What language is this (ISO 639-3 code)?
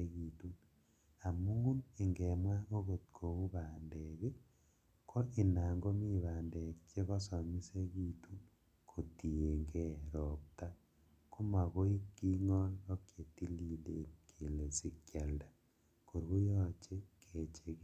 kln